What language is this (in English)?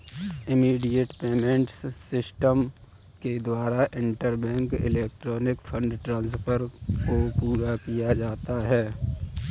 Hindi